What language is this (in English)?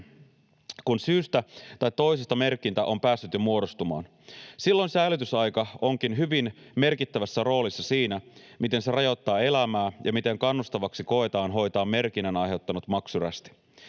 Finnish